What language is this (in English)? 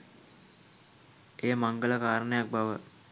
Sinhala